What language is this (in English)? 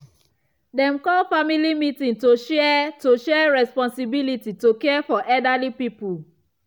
Nigerian Pidgin